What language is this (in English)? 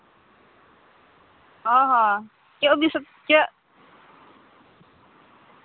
Santali